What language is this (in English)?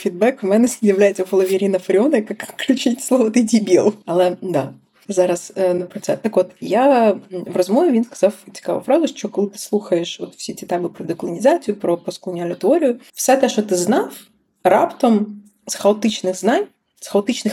Ukrainian